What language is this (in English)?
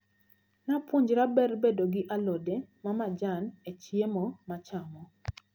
Luo (Kenya and Tanzania)